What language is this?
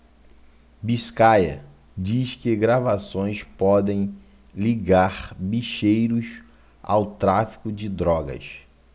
Portuguese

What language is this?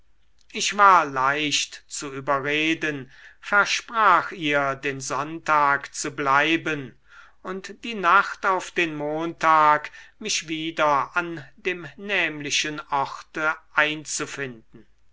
German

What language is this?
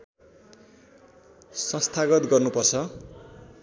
Nepali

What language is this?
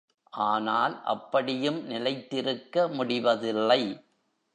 Tamil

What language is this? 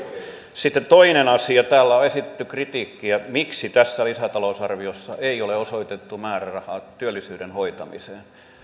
Finnish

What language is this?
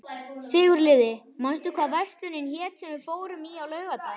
Icelandic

